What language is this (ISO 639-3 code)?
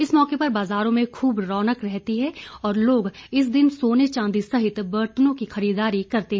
hin